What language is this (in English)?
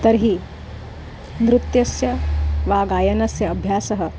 Sanskrit